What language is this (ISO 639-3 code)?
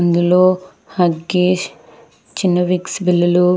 tel